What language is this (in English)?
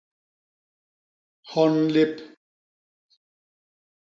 Basaa